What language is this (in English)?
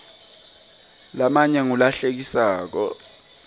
Swati